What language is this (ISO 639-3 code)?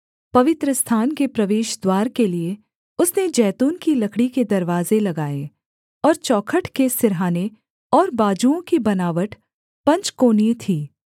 hin